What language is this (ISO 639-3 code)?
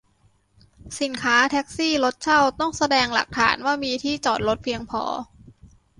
tha